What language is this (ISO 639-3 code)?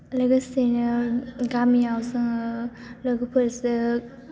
brx